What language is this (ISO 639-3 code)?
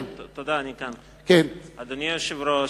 heb